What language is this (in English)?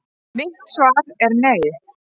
Icelandic